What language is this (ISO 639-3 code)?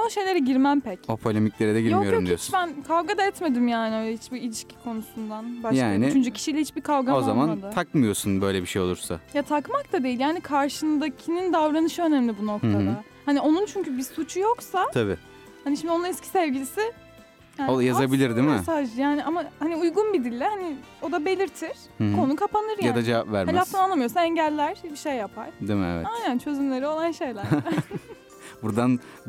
tur